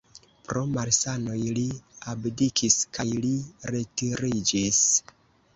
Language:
Esperanto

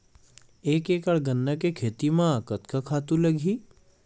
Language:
Chhattisgarhi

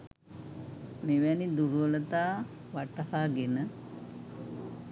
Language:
Sinhala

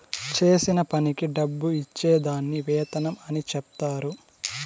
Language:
Telugu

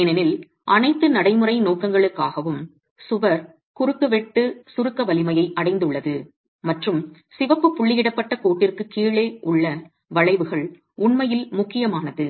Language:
Tamil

